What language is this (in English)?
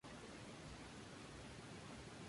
Spanish